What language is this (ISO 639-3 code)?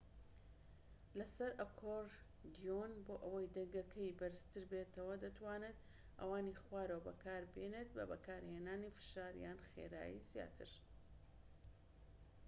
ckb